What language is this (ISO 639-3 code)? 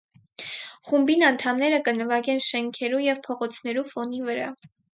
hye